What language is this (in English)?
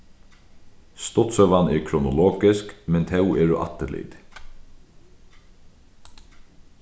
Faroese